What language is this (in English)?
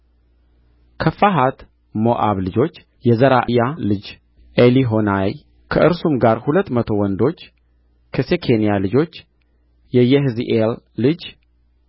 Amharic